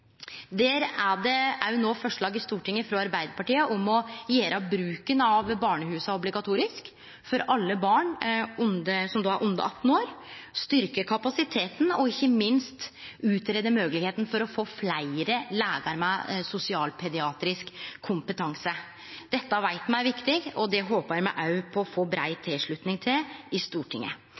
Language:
Norwegian Nynorsk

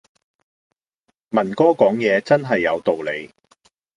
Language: Cantonese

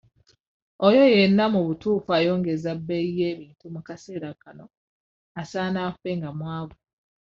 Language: Ganda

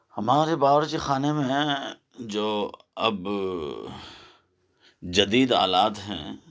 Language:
Urdu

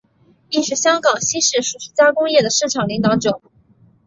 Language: Chinese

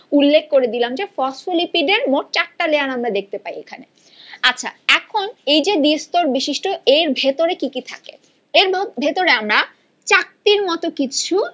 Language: Bangla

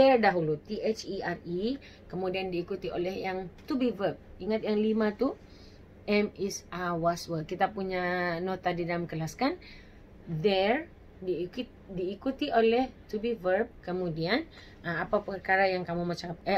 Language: Malay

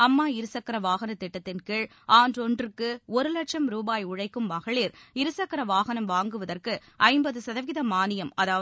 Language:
Tamil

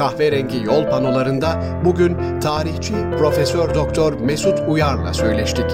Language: Turkish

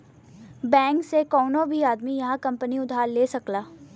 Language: Bhojpuri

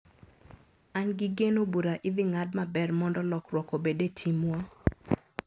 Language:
Luo (Kenya and Tanzania)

